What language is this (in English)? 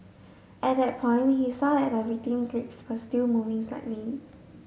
English